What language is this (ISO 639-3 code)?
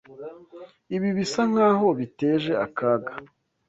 kin